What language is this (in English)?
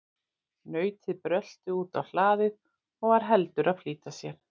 Icelandic